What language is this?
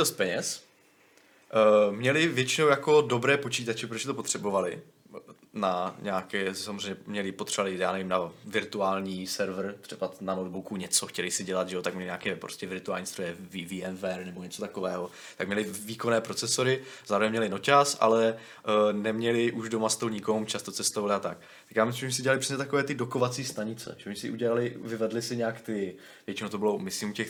Czech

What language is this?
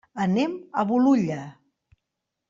Catalan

